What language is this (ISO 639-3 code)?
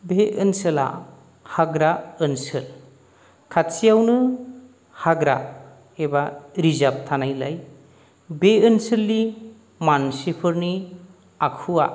brx